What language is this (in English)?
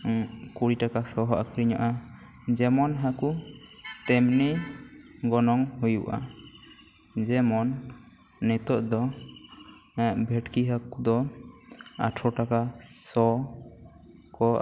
Santali